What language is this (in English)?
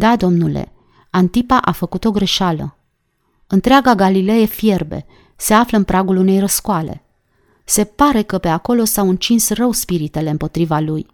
Romanian